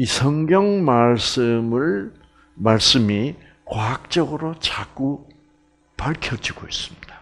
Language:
Korean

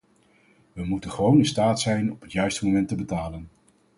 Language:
Dutch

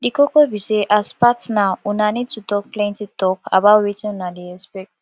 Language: Nigerian Pidgin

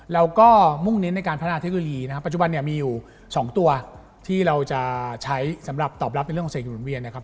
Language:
Thai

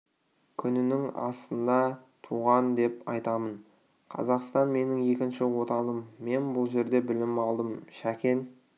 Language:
Kazakh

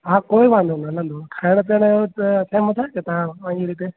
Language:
Sindhi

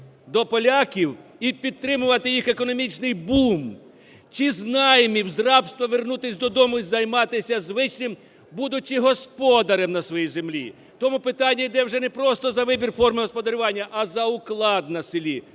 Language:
Ukrainian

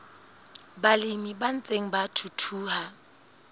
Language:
Southern Sotho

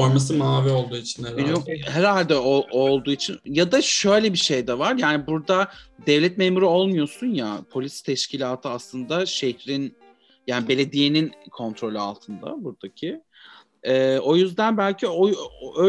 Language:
Turkish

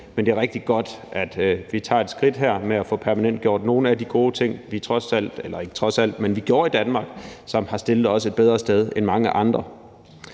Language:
Danish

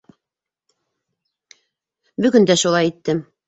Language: Bashkir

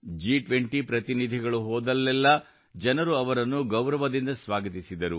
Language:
Kannada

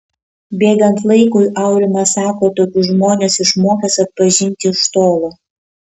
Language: Lithuanian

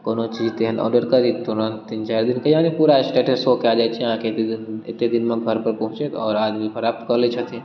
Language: Maithili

